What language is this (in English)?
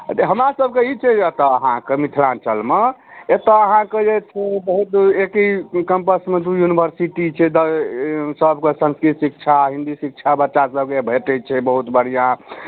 Maithili